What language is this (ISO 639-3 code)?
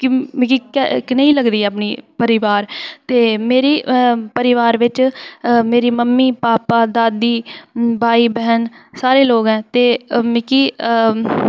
doi